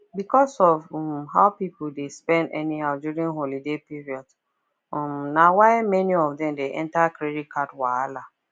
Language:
Nigerian Pidgin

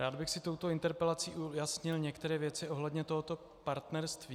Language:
Czech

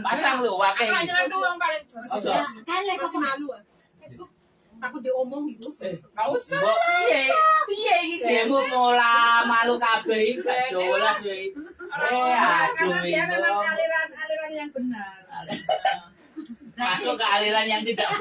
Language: Indonesian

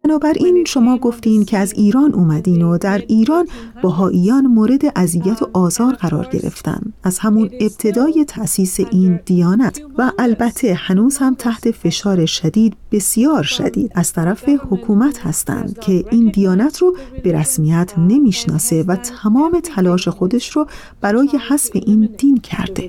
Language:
Persian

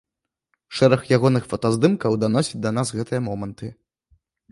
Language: Belarusian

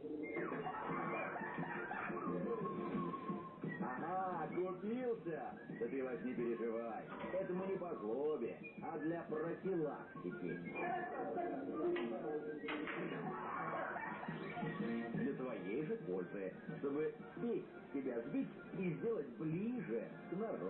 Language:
Russian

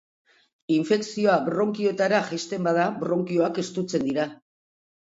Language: Basque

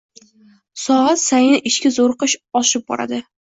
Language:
Uzbek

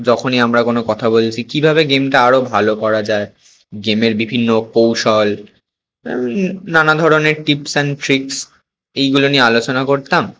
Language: Bangla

